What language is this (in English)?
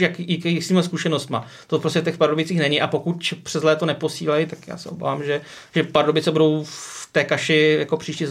Czech